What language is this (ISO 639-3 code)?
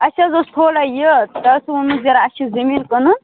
kas